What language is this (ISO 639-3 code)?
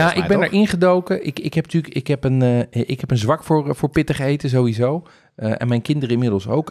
nld